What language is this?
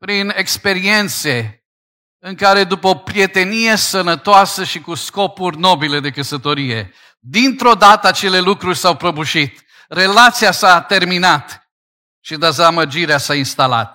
Romanian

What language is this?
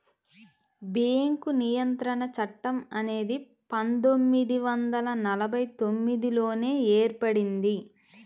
Telugu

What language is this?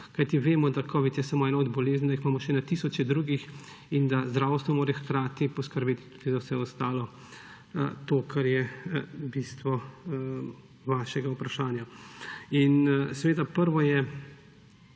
Slovenian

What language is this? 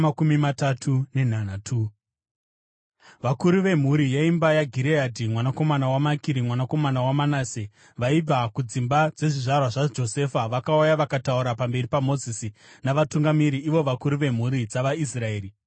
Shona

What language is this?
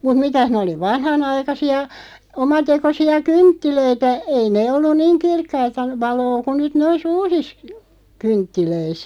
Finnish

